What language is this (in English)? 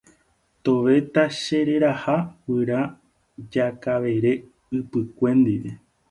Guarani